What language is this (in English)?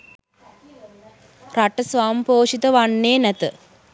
Sinhala